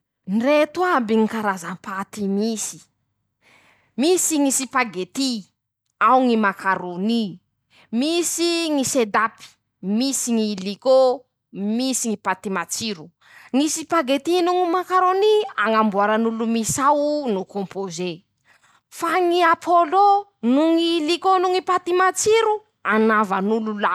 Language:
Masikoro Malagasy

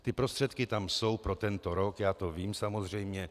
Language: Czech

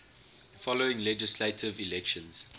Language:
English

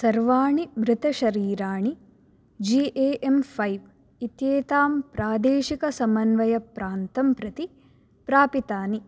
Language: Sanskrit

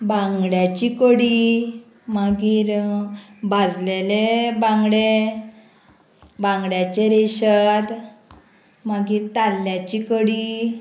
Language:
Konkani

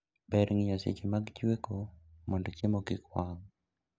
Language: Luo (Kenya and Tanzania)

